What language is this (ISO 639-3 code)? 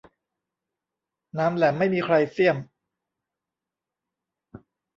tha